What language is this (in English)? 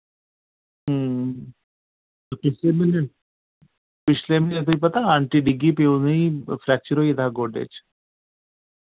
Dogri